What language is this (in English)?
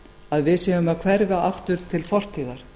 Icelandic